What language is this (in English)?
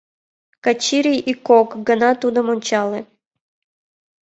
Mari